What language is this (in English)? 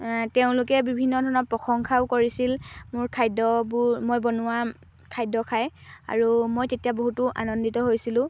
Assamese